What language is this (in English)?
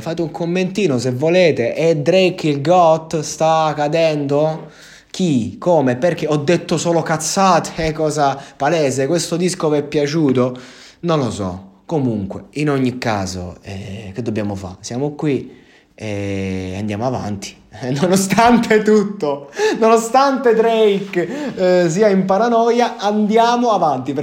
Italian